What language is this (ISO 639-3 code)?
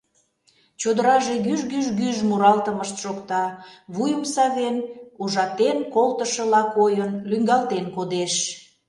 chm